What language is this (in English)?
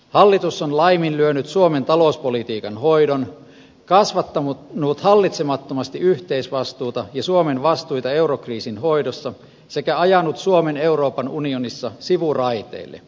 Finnish